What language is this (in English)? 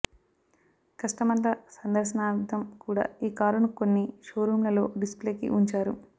Telugu